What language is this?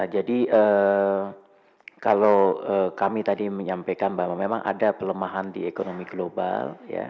Indonesian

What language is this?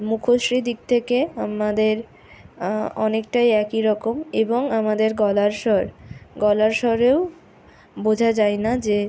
Bangla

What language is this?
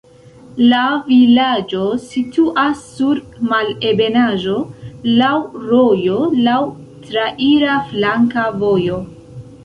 Esperanto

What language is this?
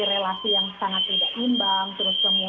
Indonesian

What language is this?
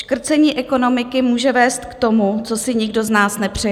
Czech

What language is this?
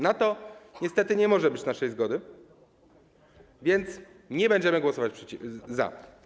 Polish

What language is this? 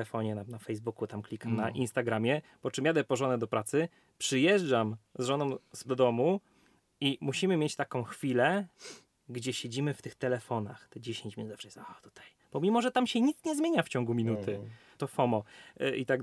Polish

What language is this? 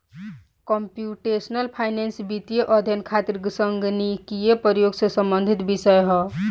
Bhojpuri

